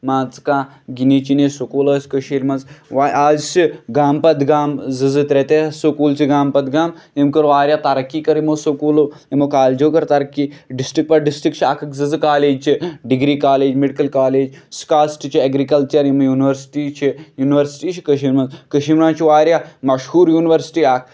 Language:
Kashmiri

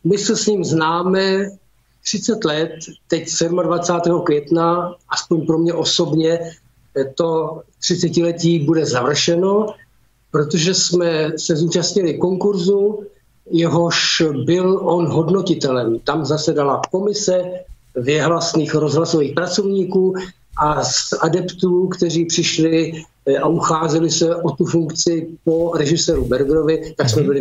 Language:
Czech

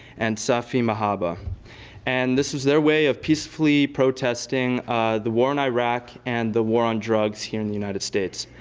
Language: English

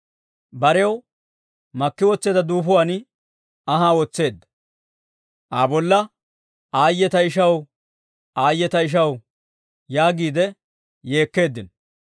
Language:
Dawro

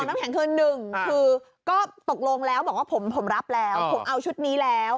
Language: Thai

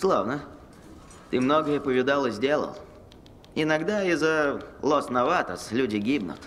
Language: Russian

